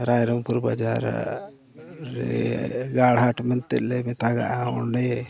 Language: Santali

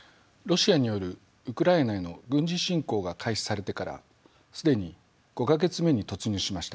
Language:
Japanese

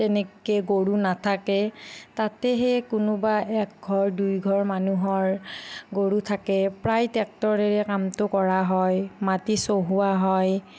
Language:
Assamese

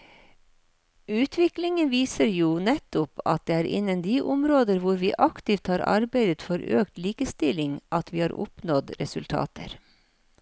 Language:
Norwegian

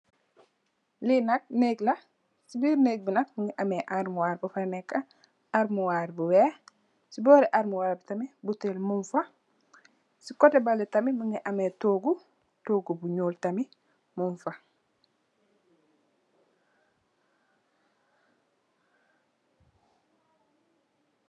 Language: Wolof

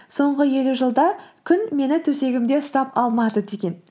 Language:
Kazakh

